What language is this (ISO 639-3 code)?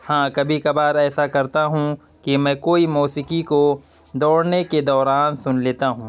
urd